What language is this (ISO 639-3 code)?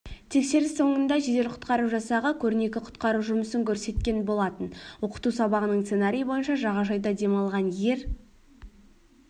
kaz